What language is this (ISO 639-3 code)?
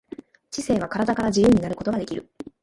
jpn